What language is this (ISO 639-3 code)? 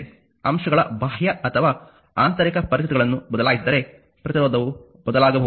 kan